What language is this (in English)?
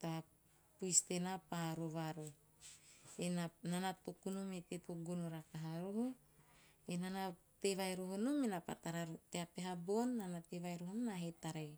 Teop